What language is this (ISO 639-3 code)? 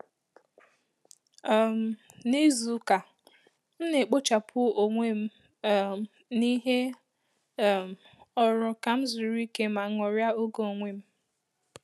ibo